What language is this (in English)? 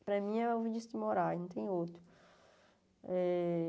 Portuguese